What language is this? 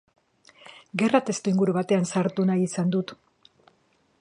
Basque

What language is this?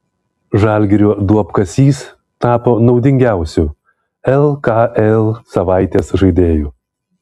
Lithuanian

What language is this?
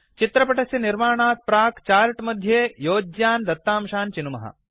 Sanskrit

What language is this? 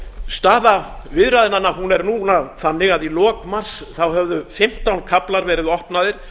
Icelandic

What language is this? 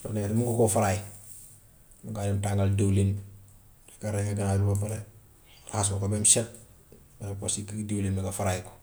Gambian Wolof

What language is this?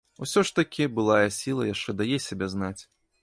Belarusian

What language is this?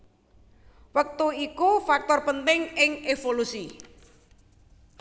Javanese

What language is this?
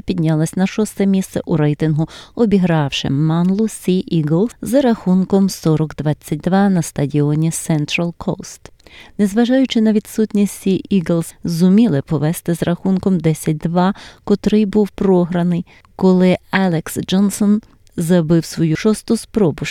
Ukrainian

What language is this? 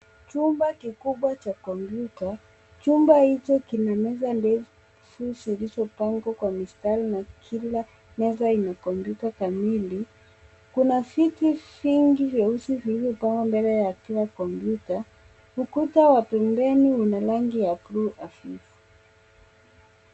Swahili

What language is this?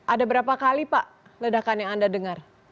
Indonesian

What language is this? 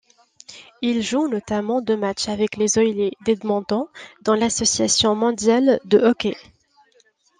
French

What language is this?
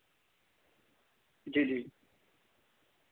Dogri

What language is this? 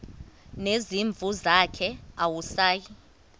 Xhosa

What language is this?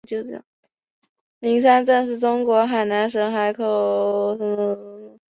Chinese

